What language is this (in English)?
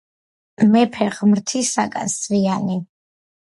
Georgian